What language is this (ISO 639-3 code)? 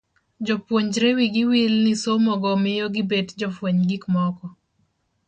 luo